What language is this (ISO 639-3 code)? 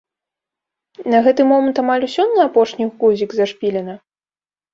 bel